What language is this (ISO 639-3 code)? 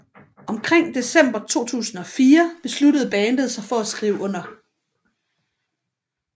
dan